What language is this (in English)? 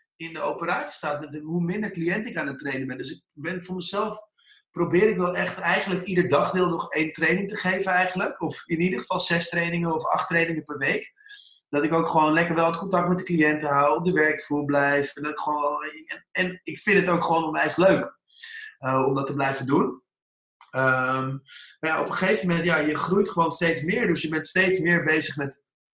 Dutch